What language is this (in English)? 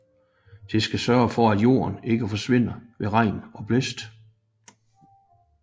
Danish